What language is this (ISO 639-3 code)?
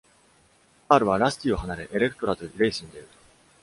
jpn